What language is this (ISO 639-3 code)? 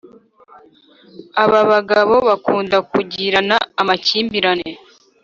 kin